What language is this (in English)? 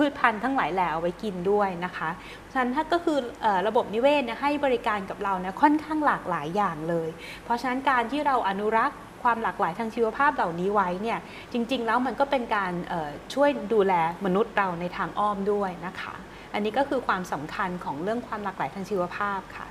Thai